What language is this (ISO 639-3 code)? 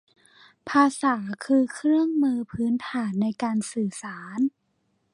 tha